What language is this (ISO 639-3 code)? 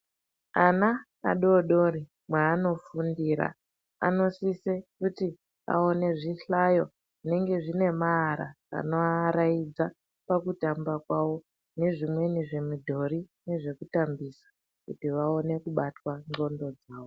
ndc